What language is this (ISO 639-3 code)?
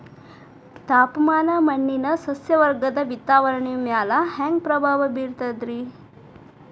kan